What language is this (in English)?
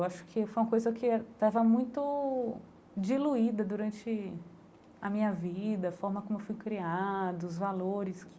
Portuguese